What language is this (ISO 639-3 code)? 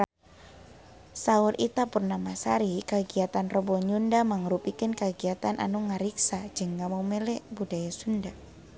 sun